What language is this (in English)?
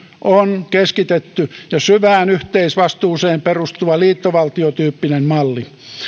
Finnish